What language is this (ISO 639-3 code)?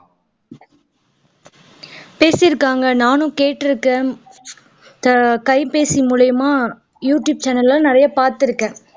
tam